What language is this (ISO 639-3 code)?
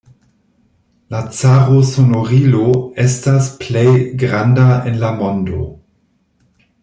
epo